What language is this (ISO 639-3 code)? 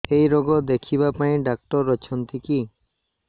ori